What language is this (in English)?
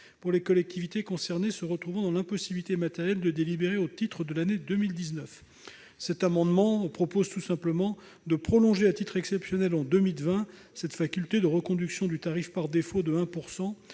French